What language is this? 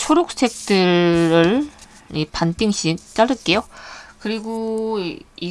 Korean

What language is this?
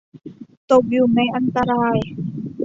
Thai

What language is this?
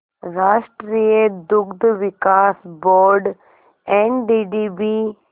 Hindi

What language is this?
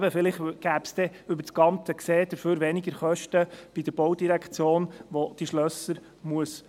Swiss German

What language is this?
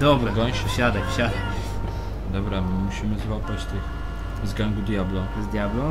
Polish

